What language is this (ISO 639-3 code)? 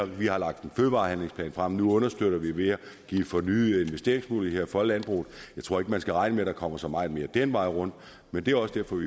dan